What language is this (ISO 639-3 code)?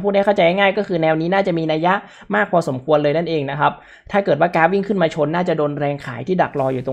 tha